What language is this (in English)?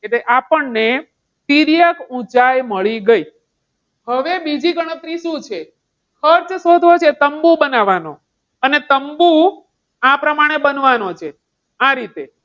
Gujarati